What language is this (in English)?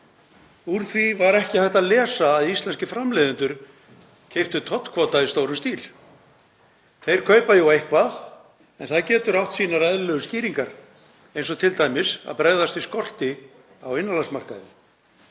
Icelandic